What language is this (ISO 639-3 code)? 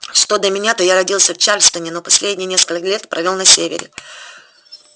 rus